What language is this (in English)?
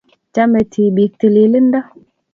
Kalenjin